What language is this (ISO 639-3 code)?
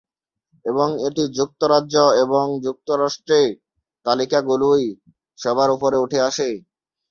ben